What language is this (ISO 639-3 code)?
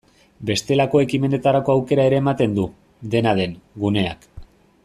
eus